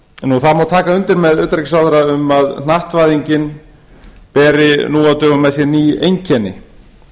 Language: Icelandic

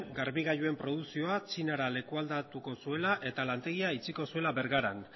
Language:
Basque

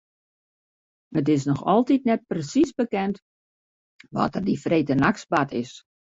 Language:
Western Frisian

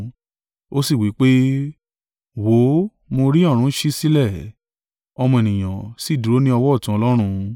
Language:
Yoruba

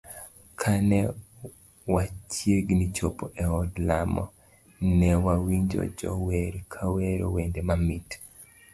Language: Luo (Kenya and Tanzania)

